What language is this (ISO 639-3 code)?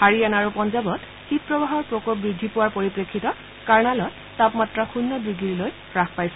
asm